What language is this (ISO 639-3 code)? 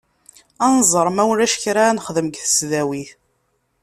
kab